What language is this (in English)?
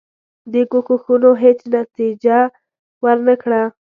Pashto